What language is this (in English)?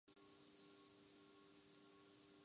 Urdu